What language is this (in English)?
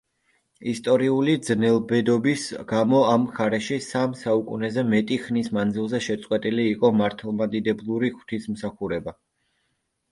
Georgian